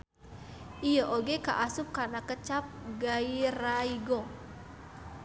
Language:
Sundanese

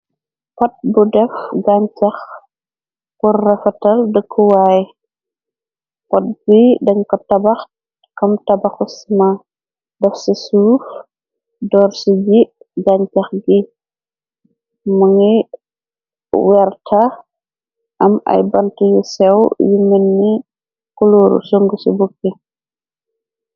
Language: Wolof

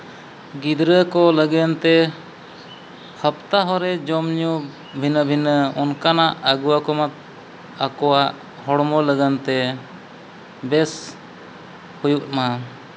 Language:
Santali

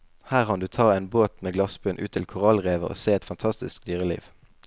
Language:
Norwegian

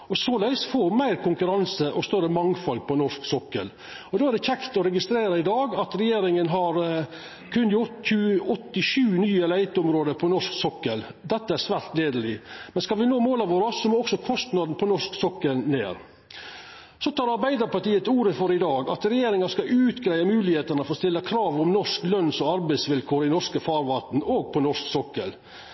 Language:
Norwegian Nynorsk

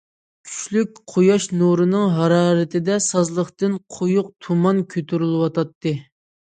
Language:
Uyghur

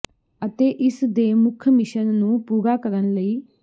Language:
Punjabi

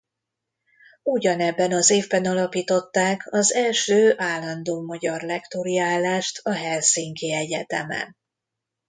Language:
Hungarian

